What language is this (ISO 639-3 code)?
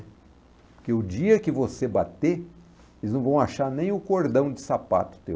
por